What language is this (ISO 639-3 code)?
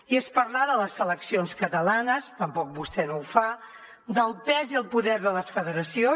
cat